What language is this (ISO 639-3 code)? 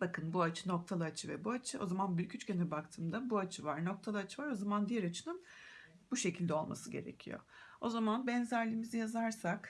tur